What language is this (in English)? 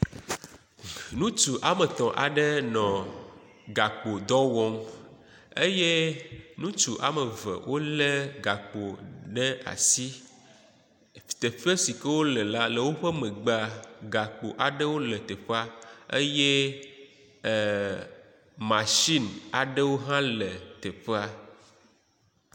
Ewe